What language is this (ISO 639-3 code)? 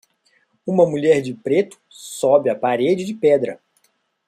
por